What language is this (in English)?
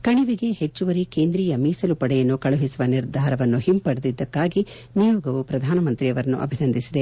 Kannada